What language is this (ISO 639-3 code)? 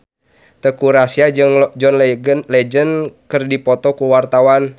sun